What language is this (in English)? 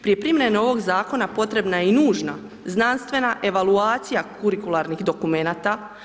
Croatian